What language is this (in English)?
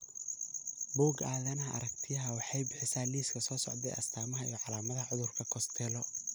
Somali